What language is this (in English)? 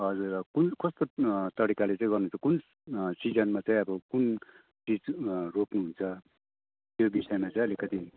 Nepali